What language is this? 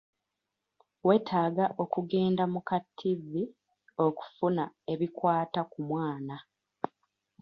Ganda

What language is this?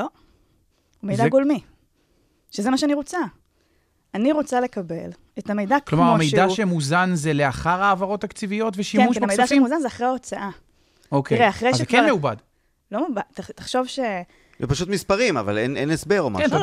Hebrew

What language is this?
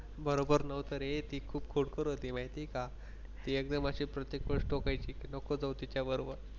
Marathi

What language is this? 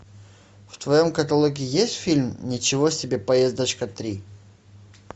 Russian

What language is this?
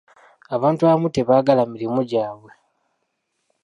Ganda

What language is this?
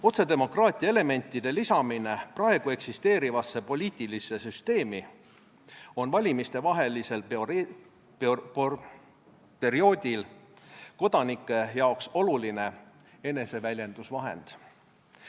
Estonian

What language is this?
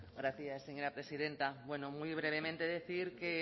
Spanish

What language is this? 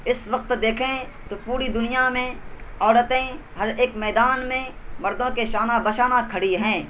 Urdu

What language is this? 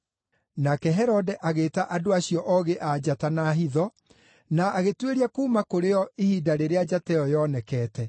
Kikuyu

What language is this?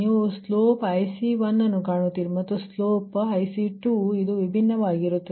Kannada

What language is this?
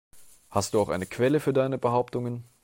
German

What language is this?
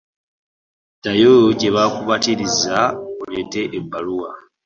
Ganda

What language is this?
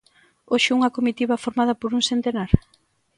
Galician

